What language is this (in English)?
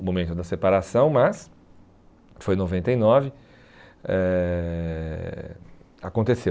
Portuguese